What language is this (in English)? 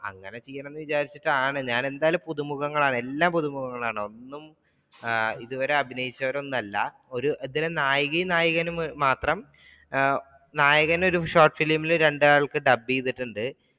Malayalam